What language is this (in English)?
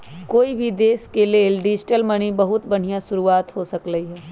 Magahi